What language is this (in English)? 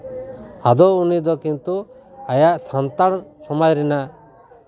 Santali